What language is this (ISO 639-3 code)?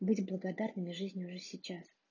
rus